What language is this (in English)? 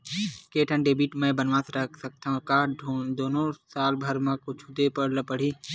Chhattisgarhi